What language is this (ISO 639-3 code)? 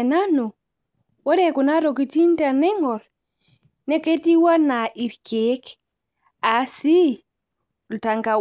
mas